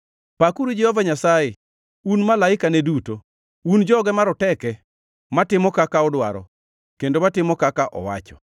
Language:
Luo (Kenya and Tanzania)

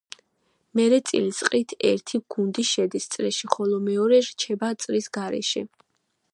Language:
Georgian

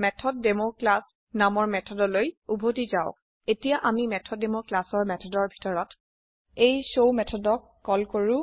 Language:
Assamese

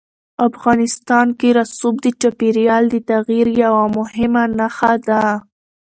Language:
Pashto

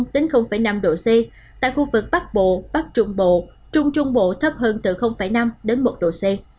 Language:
Vietnamese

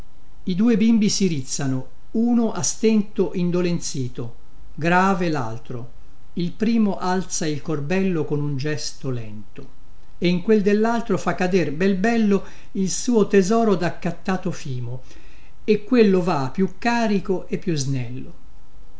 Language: Italian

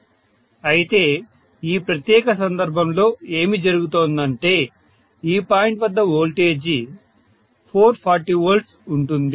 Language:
Telugu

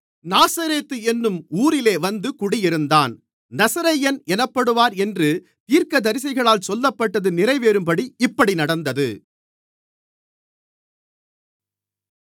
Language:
Tamil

